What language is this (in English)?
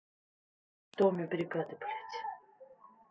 Russian